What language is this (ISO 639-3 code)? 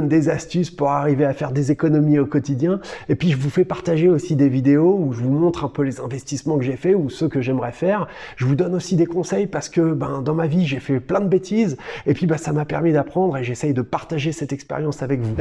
fra